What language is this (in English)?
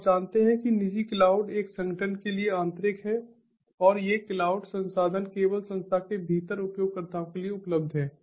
Hindi